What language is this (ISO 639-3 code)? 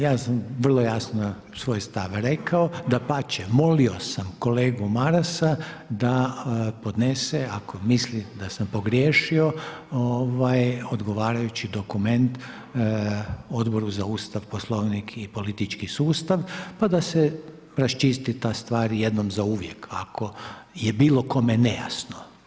hrv